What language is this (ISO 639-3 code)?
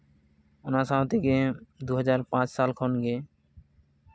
sat